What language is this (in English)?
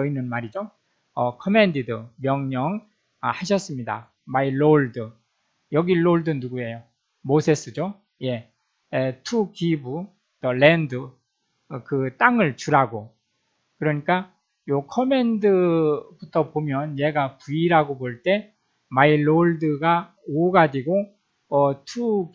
Korean